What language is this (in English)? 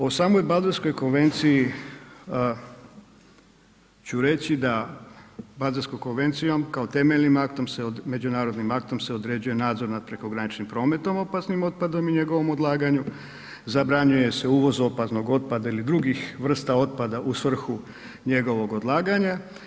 Croatian